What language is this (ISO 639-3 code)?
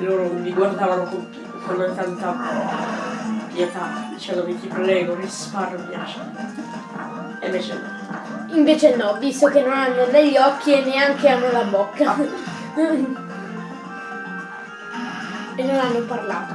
ita